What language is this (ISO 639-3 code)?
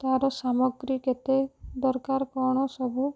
ori